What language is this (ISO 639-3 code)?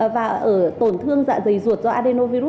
vie